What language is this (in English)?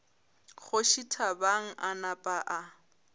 Northern Sotho